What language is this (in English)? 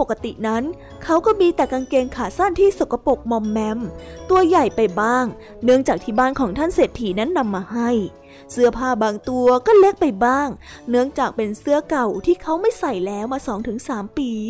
Thai